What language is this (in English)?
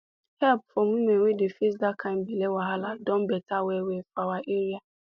Nigerian Pidgin